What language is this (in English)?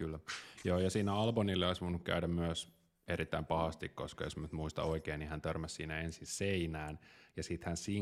Finnish